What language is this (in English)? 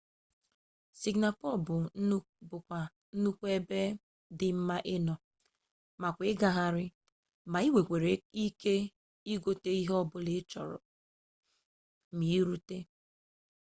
Igbo